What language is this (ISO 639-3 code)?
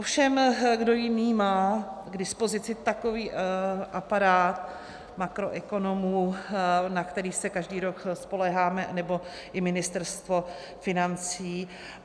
ces